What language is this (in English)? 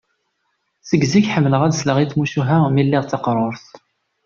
Kabyle